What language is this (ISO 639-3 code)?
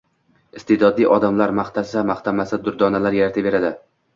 uzb